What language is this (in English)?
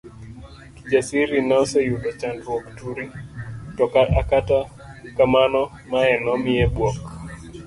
Luo (Kenya and Tanzania)